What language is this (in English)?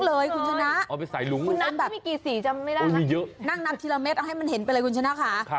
Thai